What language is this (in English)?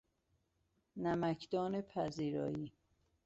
Persian